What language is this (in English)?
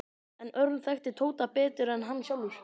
Icelandic